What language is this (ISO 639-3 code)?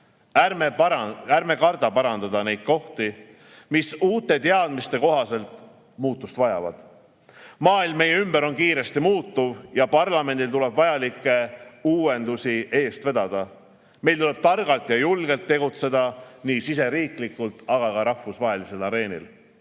est